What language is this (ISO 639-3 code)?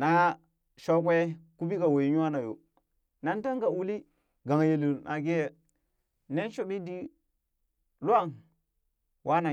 bys